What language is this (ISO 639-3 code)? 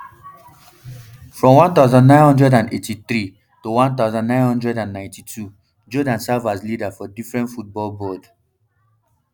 pcm